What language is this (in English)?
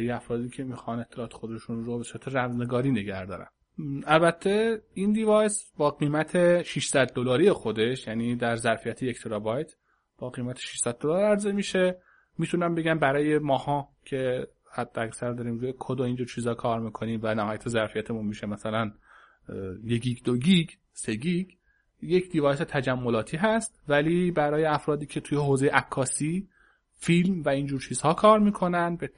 Persian